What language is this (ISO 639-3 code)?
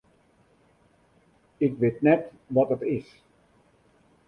fry